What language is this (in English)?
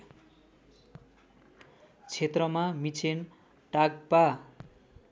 Nepali